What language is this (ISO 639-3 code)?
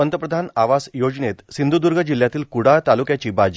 mar